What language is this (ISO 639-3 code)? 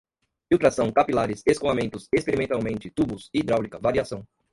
por